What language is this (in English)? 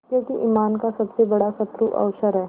Hindi